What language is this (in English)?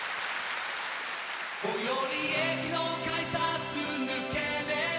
Japanese